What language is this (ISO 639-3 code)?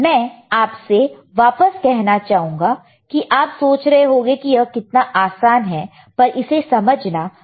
hin